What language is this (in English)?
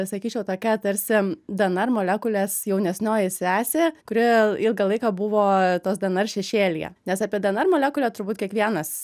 Lithuanian